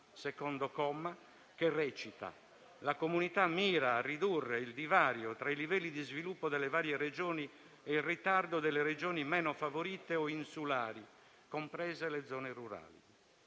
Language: Italian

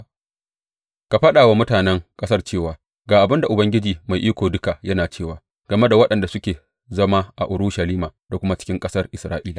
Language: Hausa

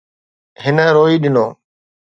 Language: Sindhi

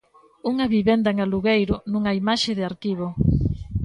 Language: Galician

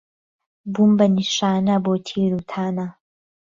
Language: Central Kurdish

